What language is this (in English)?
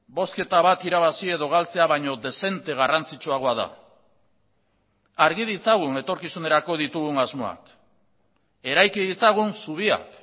Basque